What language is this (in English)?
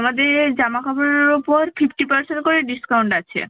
Bangla